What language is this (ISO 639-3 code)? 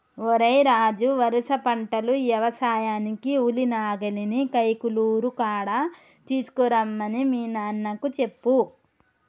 tel